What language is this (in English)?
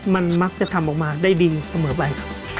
Thai